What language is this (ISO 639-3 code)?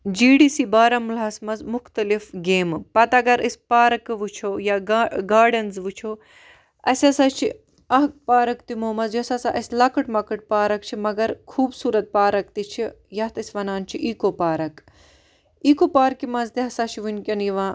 kas